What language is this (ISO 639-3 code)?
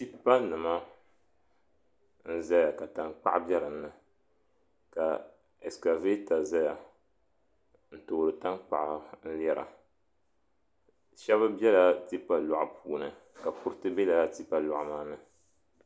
dag